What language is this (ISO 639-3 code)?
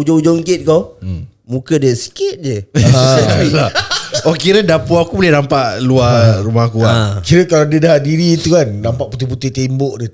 msa